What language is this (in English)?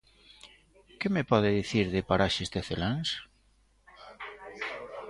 Galician